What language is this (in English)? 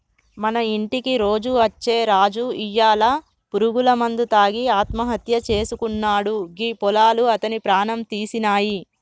Telugu